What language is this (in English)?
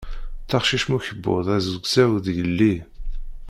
Kabyle